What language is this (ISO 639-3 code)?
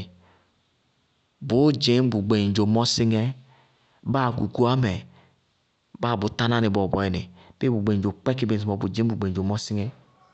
bqg